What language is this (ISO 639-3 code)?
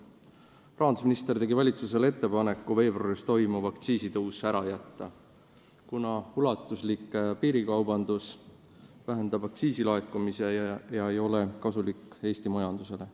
est